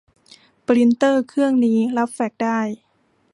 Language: Thai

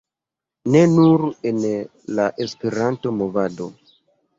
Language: Esperanto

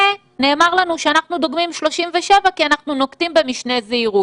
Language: Hebrew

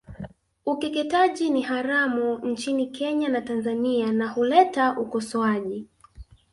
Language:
Swahili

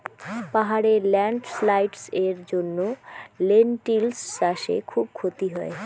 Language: Bangla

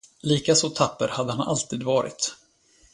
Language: Swedish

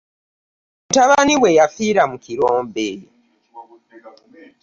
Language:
Ganda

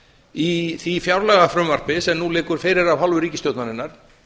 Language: Icelandic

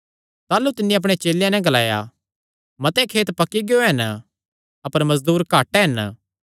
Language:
Kangri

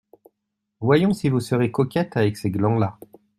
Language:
French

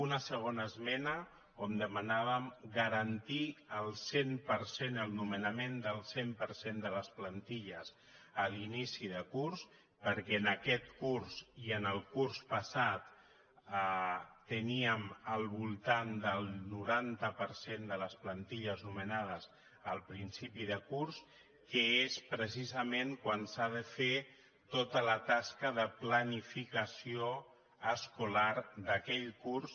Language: Catalan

